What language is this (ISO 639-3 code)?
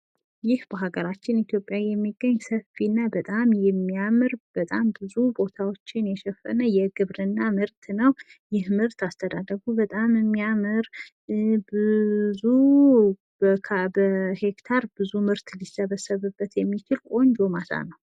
amh